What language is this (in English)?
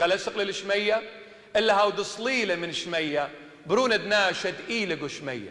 Arabic